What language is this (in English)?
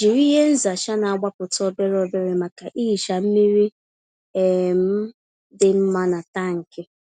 Igbo